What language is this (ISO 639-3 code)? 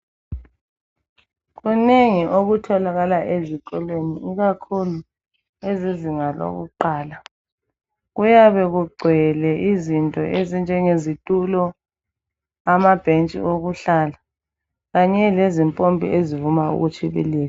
nde